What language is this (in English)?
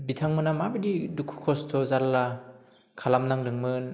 Bodo